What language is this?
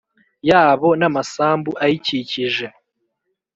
Kinyarwanda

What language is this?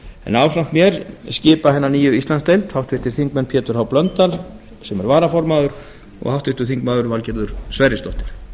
Icelandic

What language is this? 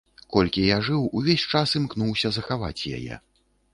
Belarusian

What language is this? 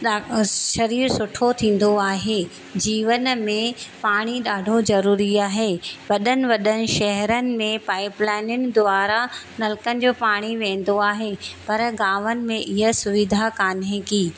Sindhi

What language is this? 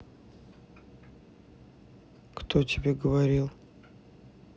Russian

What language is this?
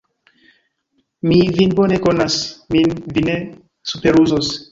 Esperanto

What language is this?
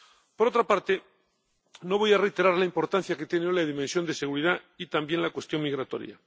Spanish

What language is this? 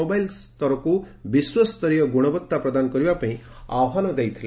Odia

